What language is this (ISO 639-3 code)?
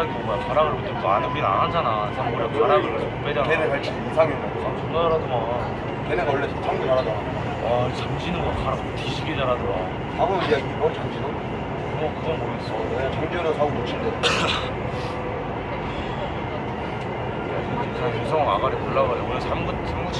kor